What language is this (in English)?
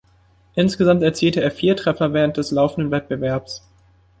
German